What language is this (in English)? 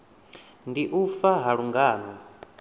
Venda